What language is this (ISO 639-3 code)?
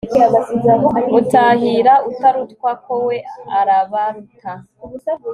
kin